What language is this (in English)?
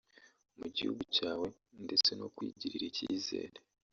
Kinyarwanda